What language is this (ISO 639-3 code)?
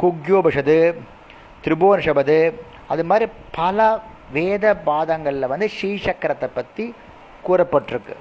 tam